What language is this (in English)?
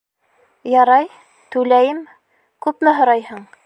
Bashkir